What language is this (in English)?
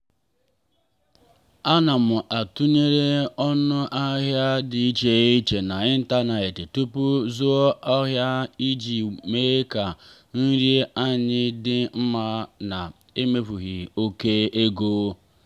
Igbo